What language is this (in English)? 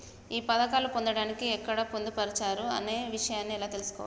Telugu